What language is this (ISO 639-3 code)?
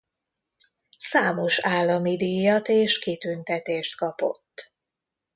hun